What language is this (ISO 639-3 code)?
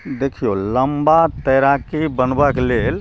mai